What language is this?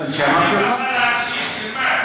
Hebrew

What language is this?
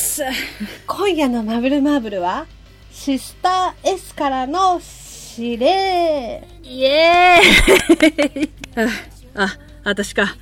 Japanese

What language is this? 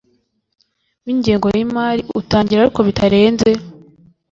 Kinyarwanda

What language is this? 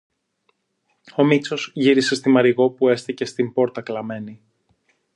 Greek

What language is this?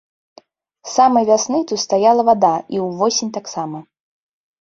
Belarusian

